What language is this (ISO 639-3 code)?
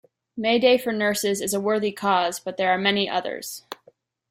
eng